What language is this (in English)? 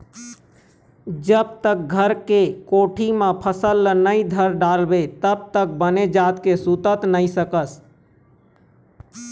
Chhattisgarhi